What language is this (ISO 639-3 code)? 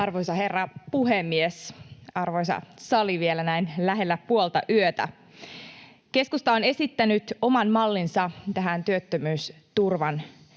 fin